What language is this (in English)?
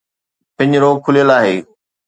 Sindhi